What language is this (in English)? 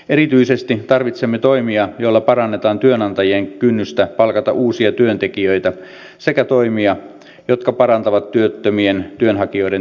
Finnish